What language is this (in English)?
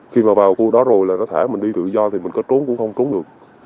Vietnamese